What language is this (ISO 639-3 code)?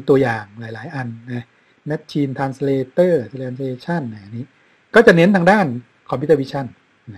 tha